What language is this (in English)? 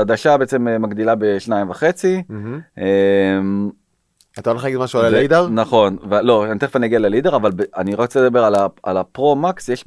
Hebrew